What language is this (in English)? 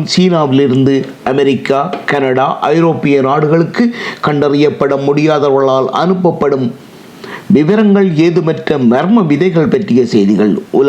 Tamil